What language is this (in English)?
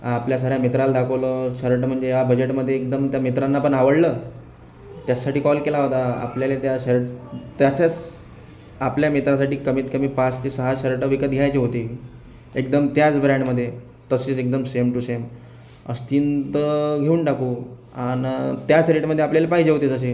Marathi